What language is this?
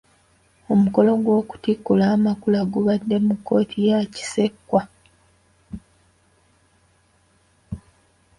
Ganda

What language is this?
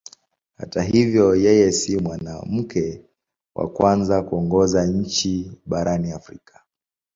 Swahili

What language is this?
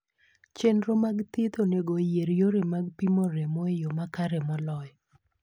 Luo (Kenya and Tanzania)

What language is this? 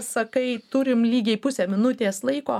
Lithuanian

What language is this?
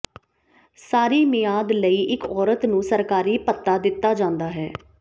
Punjabi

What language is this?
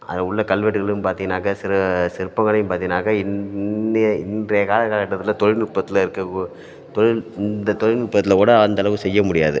Tamil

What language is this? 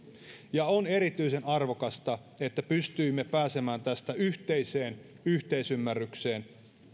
Finnish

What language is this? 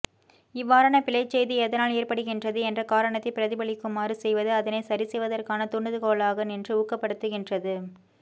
Tamil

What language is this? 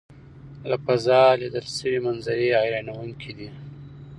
Pashto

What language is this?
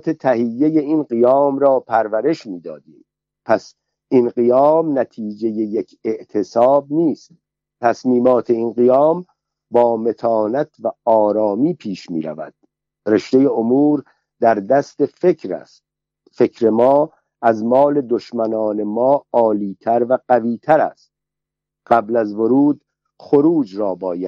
Persian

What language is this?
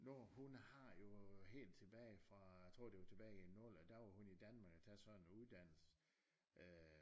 Danish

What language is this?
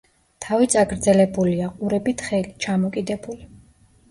Georgian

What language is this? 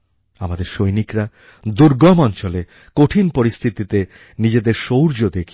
Bangla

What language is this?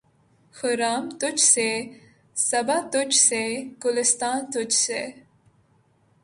Urdu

